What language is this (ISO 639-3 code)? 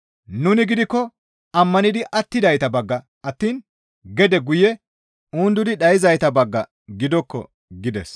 gmv